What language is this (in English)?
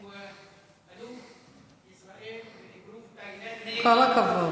Hebrew